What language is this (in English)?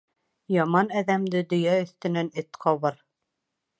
Bashkir